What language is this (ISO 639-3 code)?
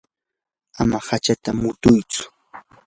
qur